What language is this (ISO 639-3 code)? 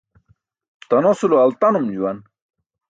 bsk